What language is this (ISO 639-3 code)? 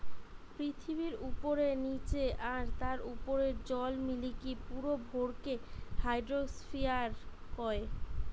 ben